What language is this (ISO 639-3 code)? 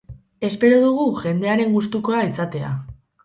eus